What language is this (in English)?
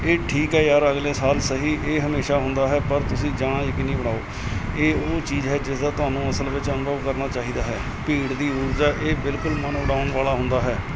Punjabi